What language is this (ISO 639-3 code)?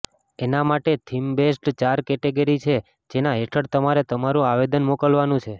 guj